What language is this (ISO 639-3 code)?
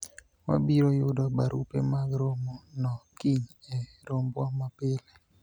luo